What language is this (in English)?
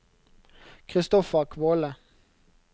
Norwegian